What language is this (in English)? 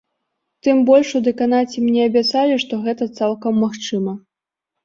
Belarusian